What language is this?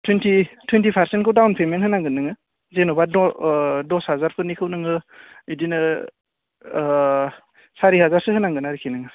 Bodo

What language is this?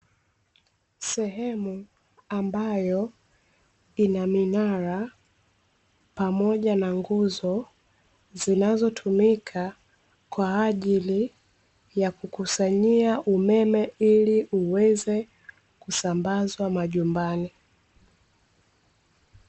Swahili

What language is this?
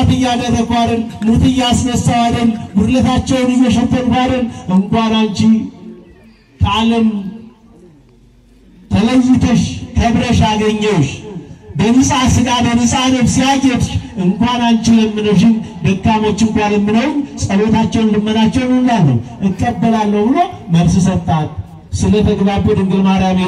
Turkish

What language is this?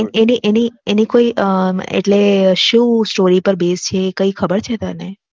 Gujarati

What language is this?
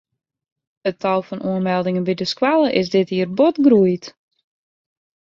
Western Frisian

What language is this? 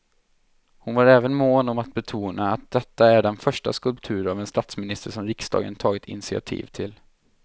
Swedish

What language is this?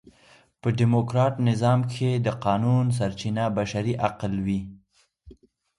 Pashto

